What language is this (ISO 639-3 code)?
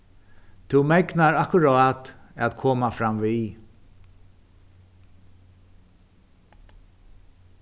fao